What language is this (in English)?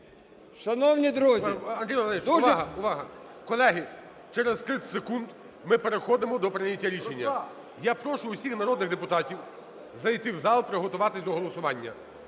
Ukrainian